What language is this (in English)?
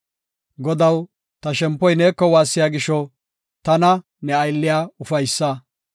Gofa